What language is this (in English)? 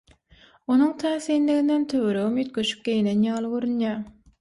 Turkmen